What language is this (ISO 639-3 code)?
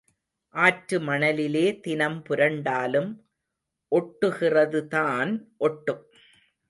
tam